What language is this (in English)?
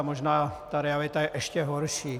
Czech